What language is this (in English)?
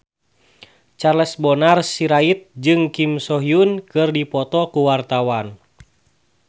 Sundanese